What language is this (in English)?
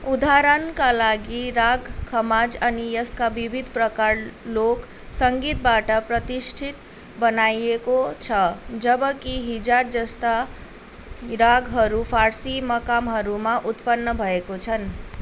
Nepali